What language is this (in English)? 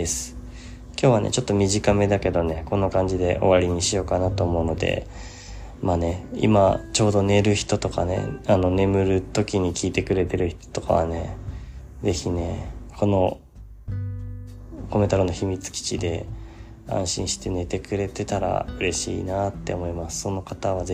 Japanese